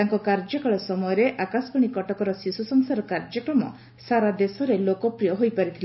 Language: Odia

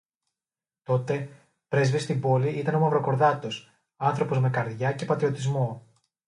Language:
Greek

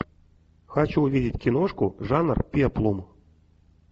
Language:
Russian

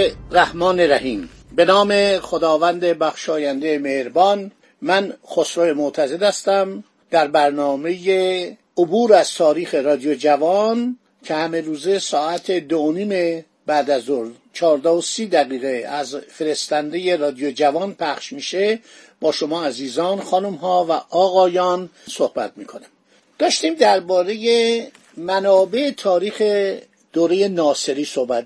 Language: Persian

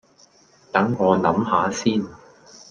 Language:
Cantonese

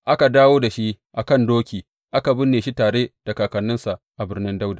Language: Hausa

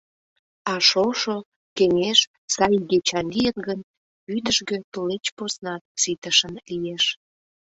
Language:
Mari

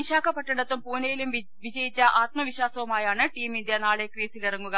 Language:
Malayalam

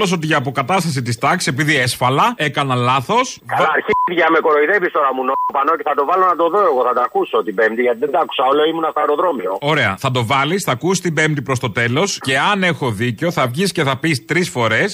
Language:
Greek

